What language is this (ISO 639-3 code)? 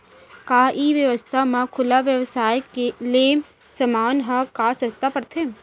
hne